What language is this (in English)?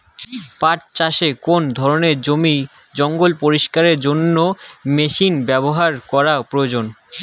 Bangla